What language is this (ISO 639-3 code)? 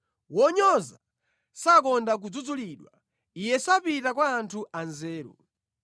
nya